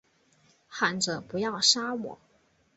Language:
Chinese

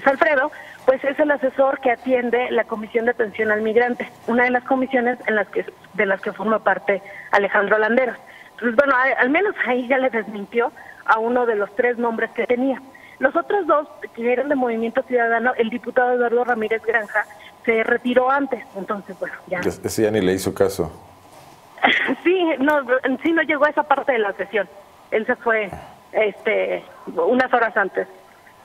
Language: Spanish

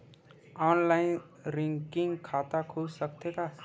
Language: Chhattisgarhi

